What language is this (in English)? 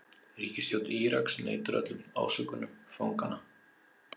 Icelandic